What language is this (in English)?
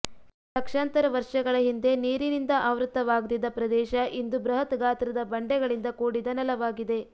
Kannada